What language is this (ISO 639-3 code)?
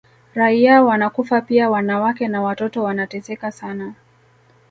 swa